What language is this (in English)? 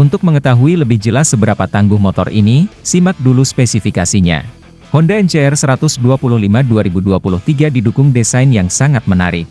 Indonesian